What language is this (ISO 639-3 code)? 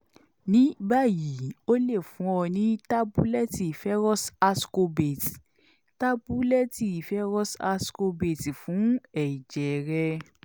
yor